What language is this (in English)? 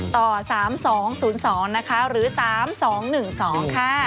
Thai